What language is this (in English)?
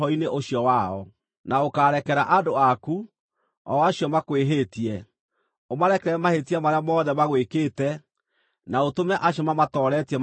Kikuyu